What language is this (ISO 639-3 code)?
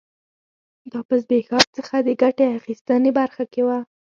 pus